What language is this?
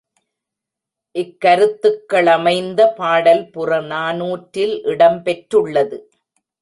Tamil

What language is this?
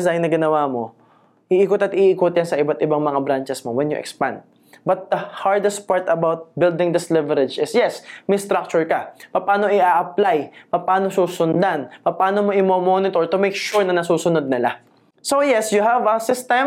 Filipino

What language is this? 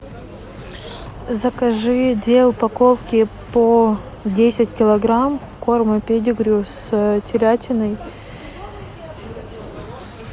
Russian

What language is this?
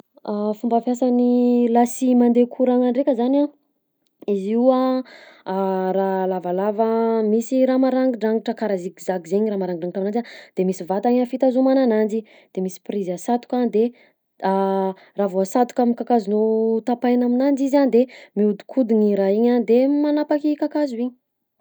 Southern Betsimisaraka Malagasy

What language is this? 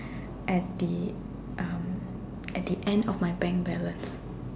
English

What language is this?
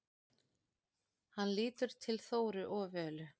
Icelandic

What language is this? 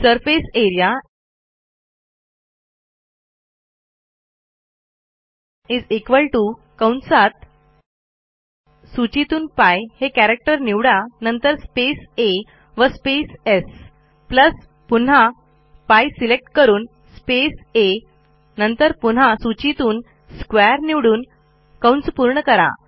Marathi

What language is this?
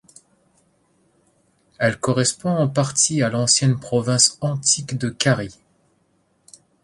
French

